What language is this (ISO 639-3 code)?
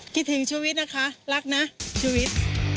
tha